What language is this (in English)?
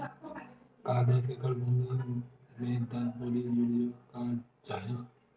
Chhattisgarhi